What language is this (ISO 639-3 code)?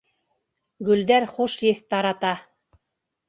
bak